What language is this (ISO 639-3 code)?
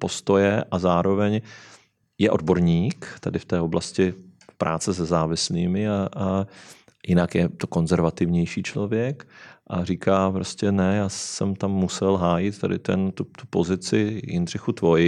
ces